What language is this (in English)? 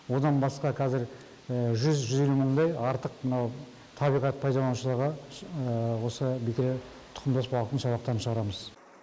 Kazakh